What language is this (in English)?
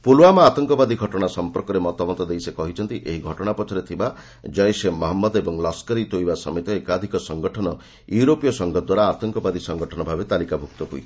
Odia